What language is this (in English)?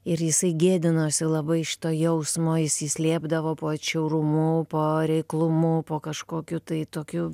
Lithuanian